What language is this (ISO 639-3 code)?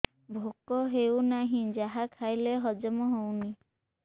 ori